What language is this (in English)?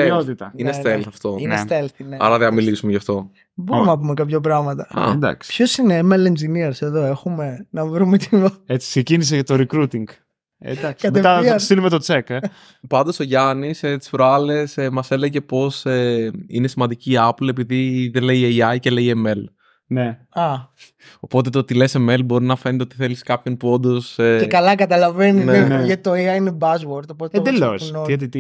Greek